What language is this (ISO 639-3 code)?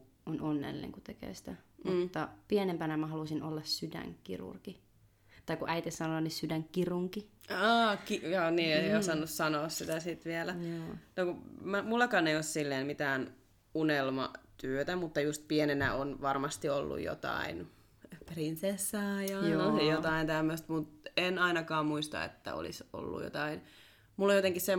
fin